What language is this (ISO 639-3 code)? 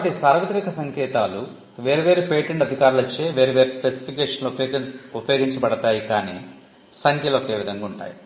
tel